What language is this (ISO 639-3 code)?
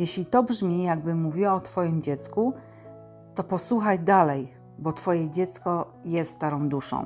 pol